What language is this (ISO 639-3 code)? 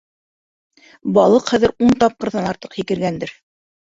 bak